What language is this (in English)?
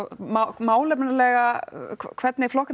Icelandic